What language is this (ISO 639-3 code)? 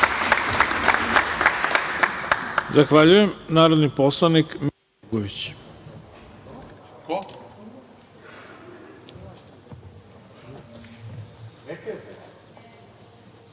srp